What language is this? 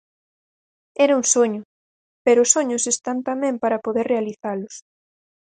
Galician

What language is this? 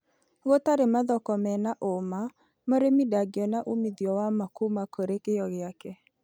Kikuyu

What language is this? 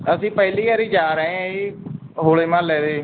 Punjabi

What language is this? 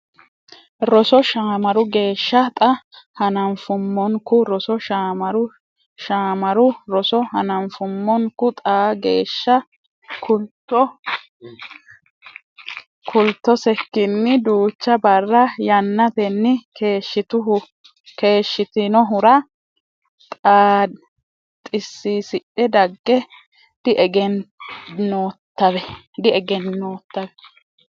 Sidamo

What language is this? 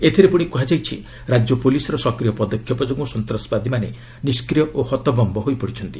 Odia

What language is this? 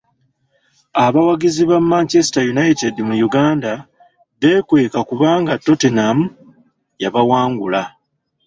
Ganda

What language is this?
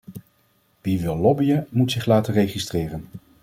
Dutch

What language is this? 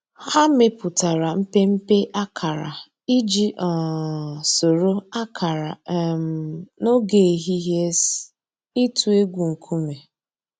Igbo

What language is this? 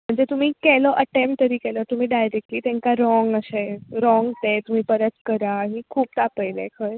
Konkani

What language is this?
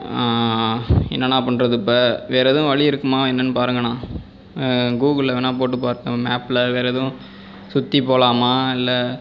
Tamil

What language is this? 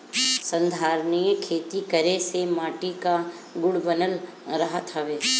Bhojpuri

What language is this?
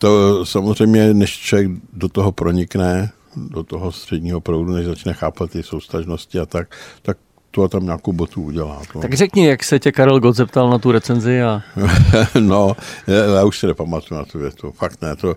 Czech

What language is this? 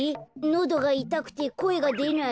Japanese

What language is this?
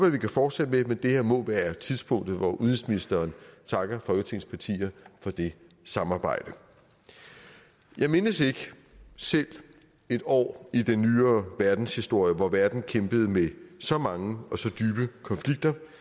Danish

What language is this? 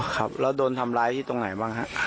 Thai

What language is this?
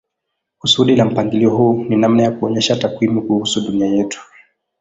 Swahili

